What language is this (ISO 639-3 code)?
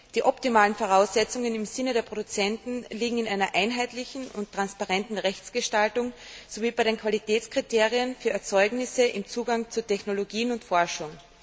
deu